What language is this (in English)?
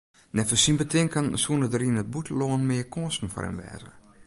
Western Frisian